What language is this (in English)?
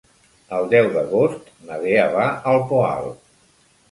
Catalan